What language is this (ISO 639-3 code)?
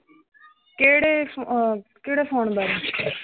pan